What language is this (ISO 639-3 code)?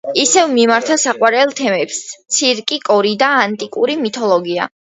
kat